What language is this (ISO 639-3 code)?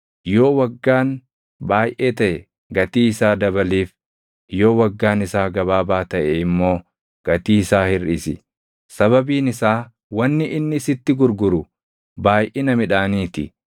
orm